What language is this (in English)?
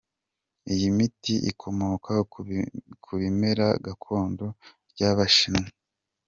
Kinyarwanda